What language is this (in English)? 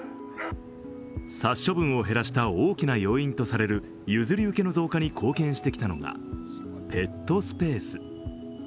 Japanese